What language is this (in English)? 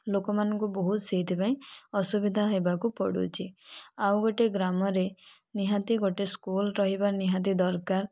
Odia